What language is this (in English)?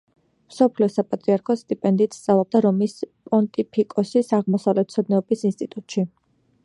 Georgian